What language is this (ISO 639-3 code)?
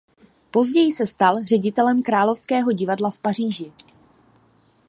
ces